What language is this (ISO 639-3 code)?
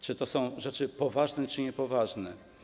pol